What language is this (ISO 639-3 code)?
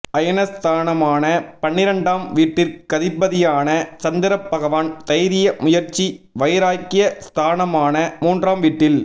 tam